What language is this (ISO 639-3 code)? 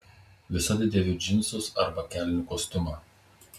lit